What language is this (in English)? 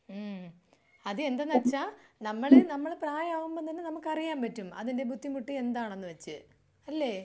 Malayalam